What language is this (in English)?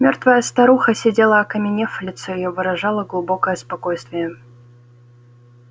Russian